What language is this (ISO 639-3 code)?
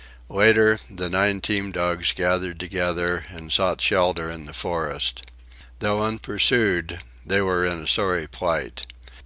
eng